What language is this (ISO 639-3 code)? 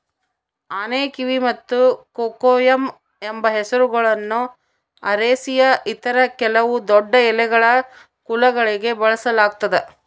kan